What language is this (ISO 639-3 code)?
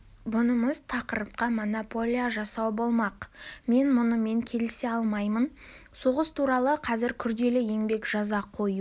kaz